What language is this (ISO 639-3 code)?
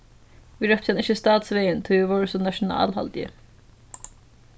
fao